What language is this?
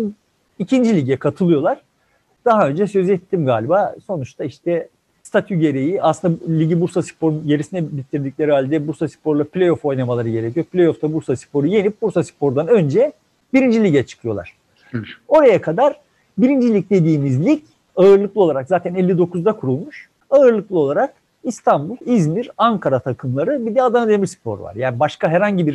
Turkish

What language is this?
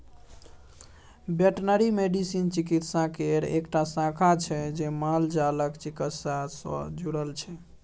Maithili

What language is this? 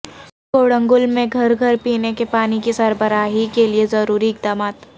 Urdu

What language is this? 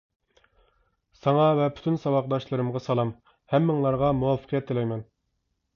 Uyghur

